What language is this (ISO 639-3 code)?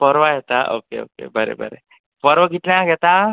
kok